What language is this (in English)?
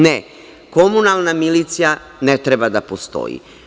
Serbian